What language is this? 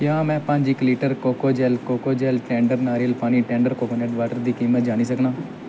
Dogri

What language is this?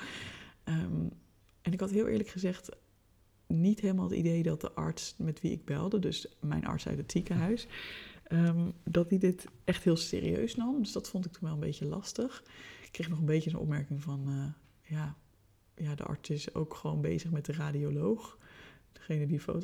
Dutch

